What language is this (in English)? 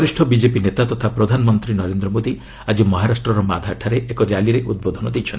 Odia